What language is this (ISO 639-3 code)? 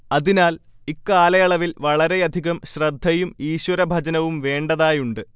mal